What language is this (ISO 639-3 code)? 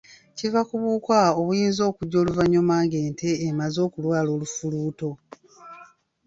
lug